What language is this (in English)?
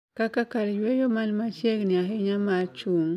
Luo (Kenya and Tanzania)